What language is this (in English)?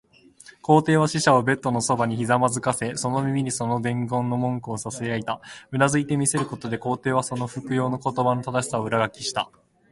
Japanese